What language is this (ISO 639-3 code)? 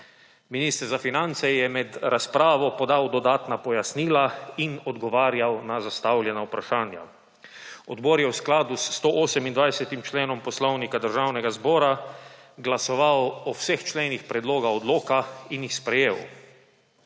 slv